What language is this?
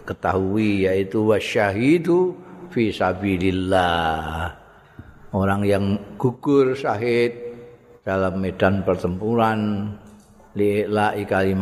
Indonesian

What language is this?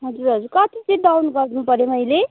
Nepali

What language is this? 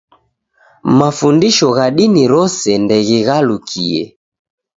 Taita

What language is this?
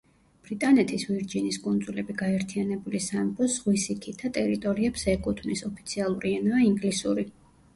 Georgian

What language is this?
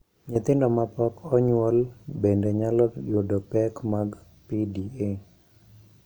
Luo (Kenya and Tanzania)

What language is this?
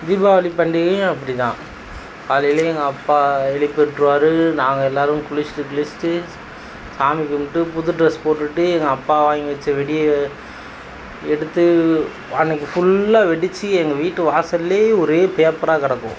Tamil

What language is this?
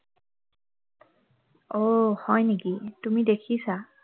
Assamese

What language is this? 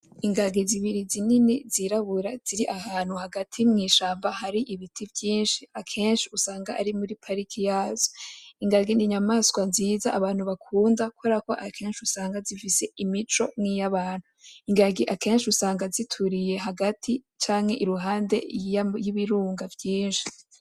Rundi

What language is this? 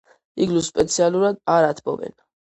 Georgian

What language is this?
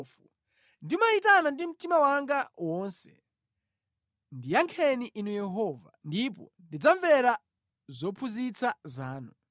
Nyanja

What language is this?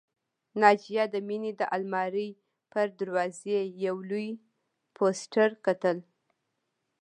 Pashto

